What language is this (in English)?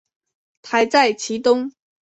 Chinese